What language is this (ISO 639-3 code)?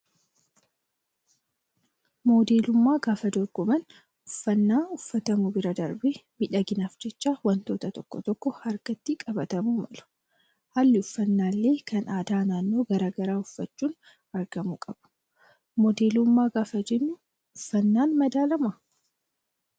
orm